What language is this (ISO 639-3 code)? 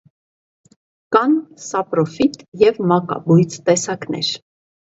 hye